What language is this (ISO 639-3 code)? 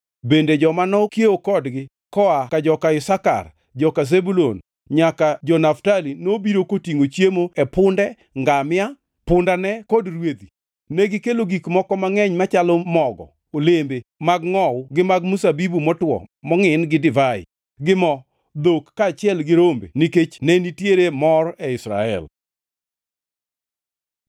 luo